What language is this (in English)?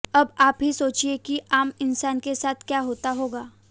Hindi